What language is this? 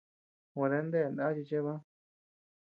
Tepeuxila Cuicatec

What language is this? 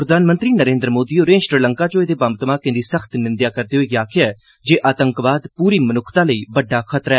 Dogri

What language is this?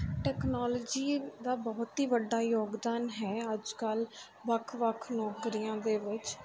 Punjabi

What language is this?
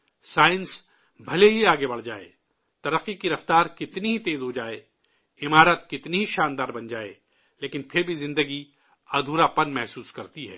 Urdu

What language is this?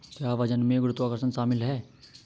Hindi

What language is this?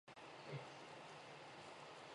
Chinese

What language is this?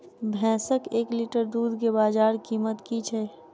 Maithili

